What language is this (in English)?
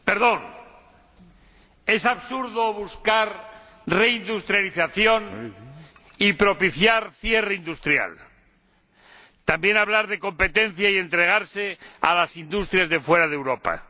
Spanish